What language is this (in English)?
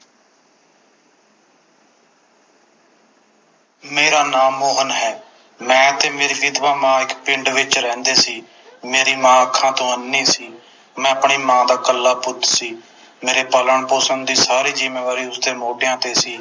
Punjabi